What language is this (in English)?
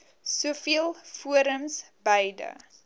Afrikaans